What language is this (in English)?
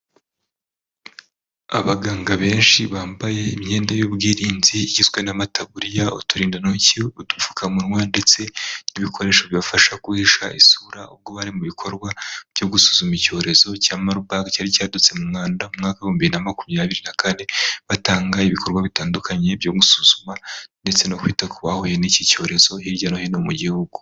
Kinyarwanda